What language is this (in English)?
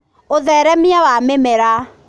Kikuyu